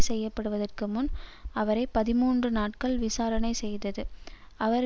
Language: Tamil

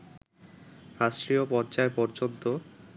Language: Bangla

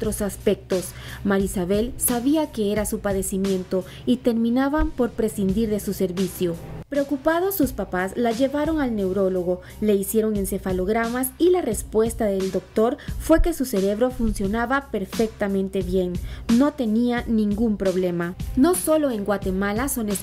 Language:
Spanish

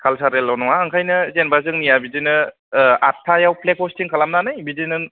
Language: Bodo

